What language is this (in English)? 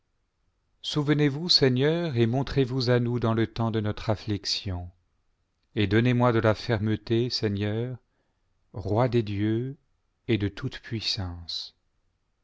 French